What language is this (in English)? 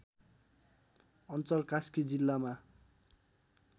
Nepali